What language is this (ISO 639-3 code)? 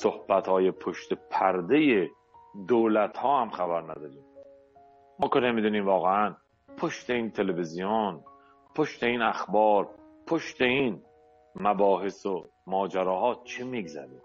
fas